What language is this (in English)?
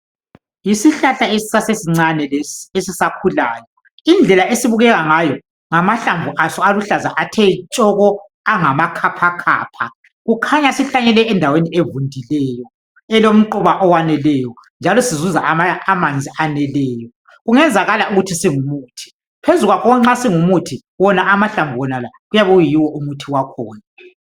North Ndebele